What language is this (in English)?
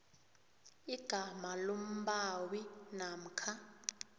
South Ndebele